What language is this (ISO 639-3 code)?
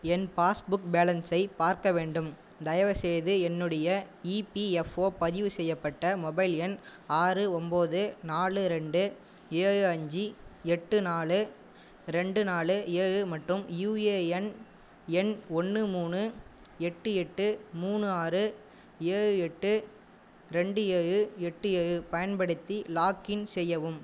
tam